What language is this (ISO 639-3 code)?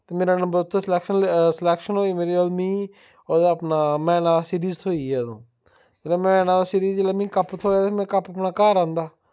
doi